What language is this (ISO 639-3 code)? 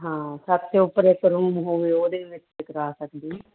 pan